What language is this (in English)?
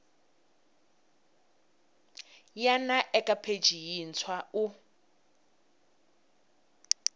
Tsonga